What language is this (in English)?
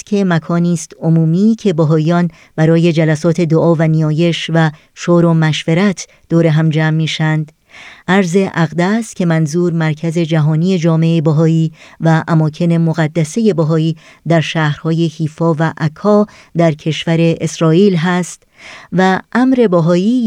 Persian